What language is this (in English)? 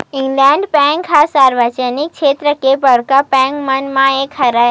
Chhattisgarhi